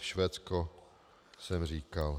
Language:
Czech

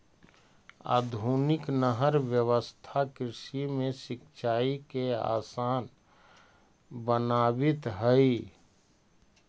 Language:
Magahi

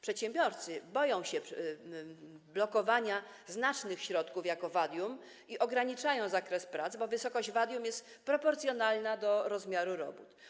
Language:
Polish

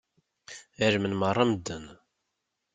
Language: Kabyle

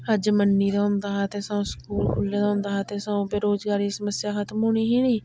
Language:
Dogri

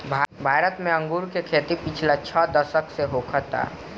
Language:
Bhojpuri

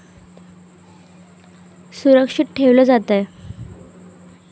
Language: Marathi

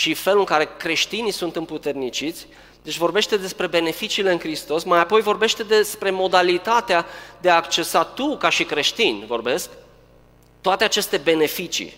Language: Romanian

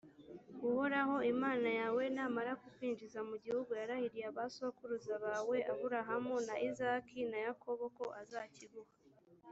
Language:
Kinyarwanda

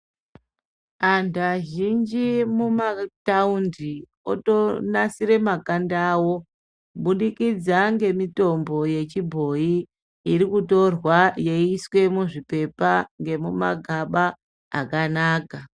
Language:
Ndau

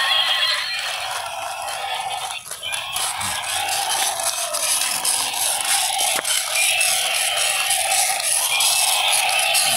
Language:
Thai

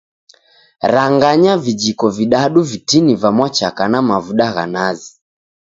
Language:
Taita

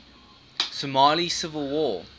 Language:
English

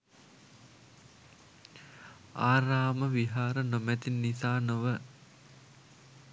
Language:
Sinhala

